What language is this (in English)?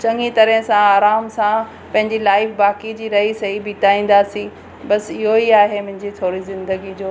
Sindhi